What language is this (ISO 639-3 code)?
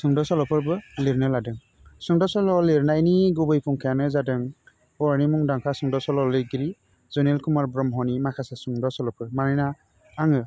brx